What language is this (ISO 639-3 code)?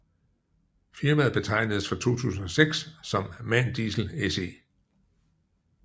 dan